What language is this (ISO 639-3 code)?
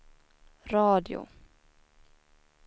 swe